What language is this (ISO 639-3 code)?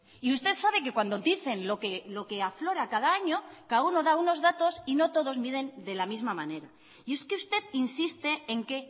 spa